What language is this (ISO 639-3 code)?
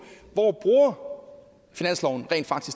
dan